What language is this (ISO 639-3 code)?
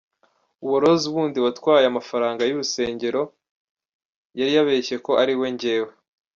kin